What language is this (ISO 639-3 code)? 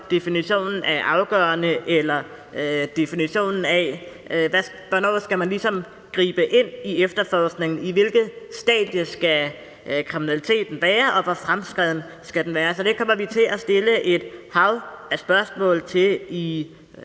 dan